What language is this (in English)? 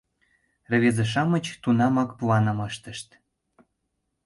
Mari